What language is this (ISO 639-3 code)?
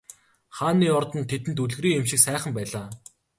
mon